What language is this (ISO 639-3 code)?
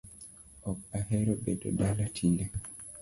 luo